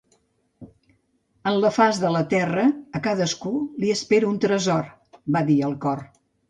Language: Catalan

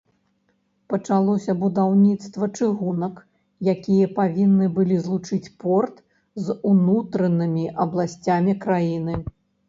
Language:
Belarusian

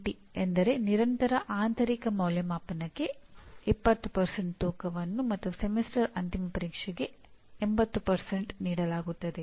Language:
Kannada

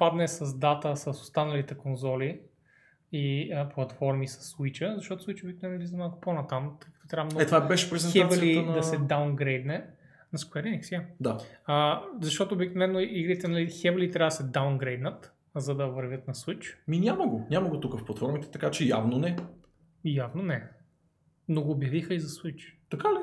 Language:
Bulgarian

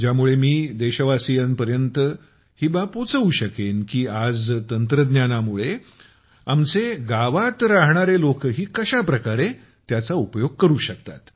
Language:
Marathi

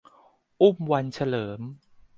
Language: Thai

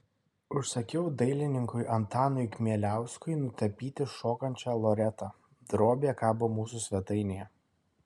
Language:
Lithuanian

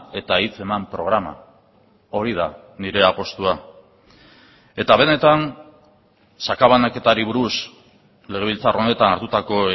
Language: Basque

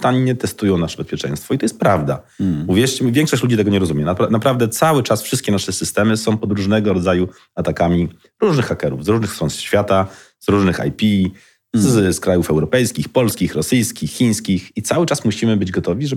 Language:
Polish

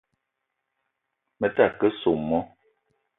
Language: Eton (Cameroon)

